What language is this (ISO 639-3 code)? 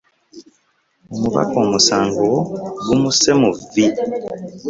lug